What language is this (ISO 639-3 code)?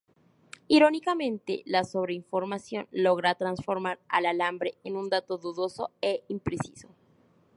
spa